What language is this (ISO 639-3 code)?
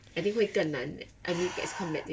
eng